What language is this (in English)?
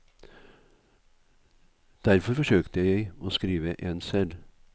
Norwegian